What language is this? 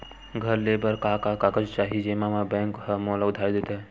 Chhattisgarhi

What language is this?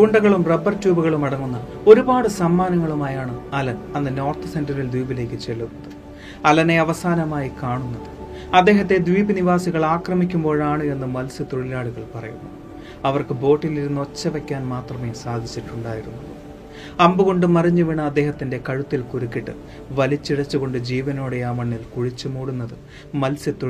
Malayalam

